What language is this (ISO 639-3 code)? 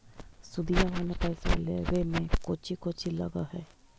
mag